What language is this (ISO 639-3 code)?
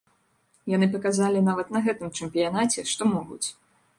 bel